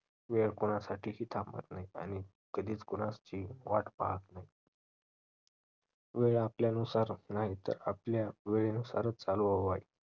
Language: Marathi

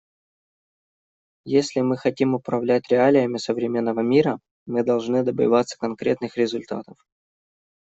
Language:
Russian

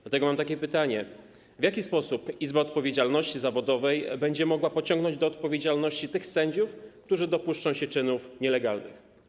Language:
Polish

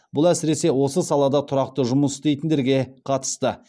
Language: Kazakh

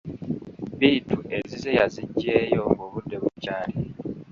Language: Ganda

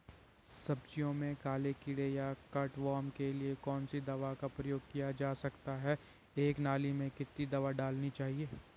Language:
Hindi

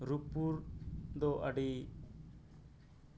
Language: Santali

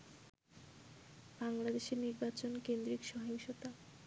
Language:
Bangla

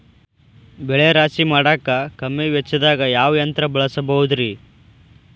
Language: Kannada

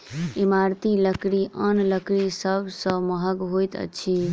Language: Maithili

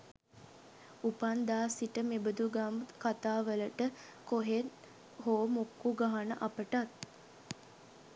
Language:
Sinhala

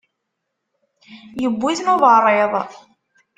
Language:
Kabyle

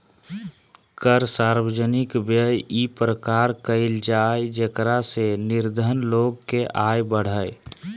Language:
Magahi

